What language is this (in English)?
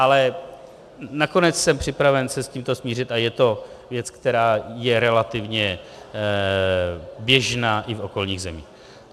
Czech